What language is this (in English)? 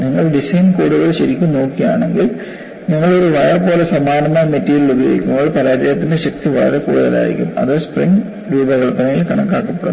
Malayalam